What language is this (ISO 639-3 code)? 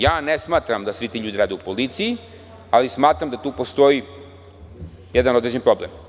srp